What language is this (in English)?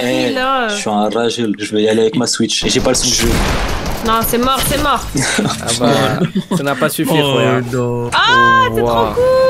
French